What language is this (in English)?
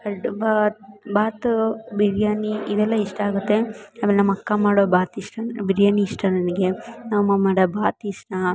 Kannada